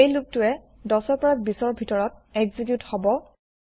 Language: Assamese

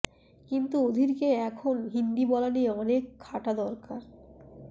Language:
Bangla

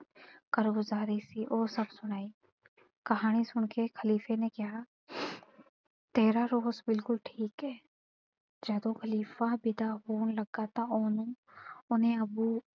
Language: Punjabi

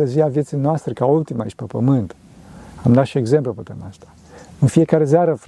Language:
Romanian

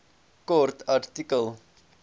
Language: Afrikaans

